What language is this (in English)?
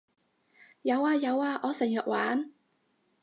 Cantonese